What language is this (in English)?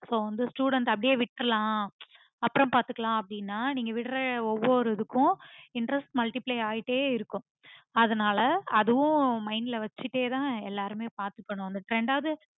Tamil